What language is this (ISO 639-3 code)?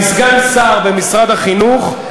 heb